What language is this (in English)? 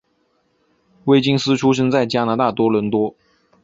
Chinese